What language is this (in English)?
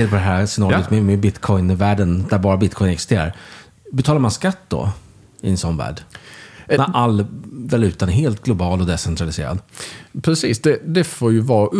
Swedish